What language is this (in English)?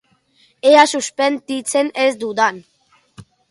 Basque